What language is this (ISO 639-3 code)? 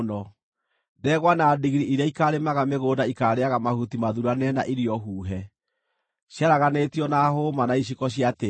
kik